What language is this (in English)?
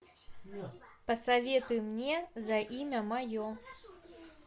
Russian